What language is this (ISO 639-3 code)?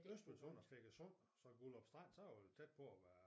dan